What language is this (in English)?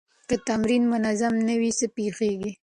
Pashto